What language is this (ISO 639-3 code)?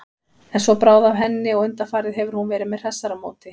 isl